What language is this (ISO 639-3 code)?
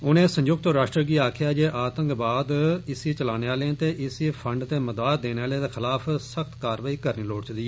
doi